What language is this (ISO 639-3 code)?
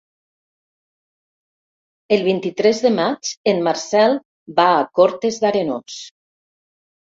cat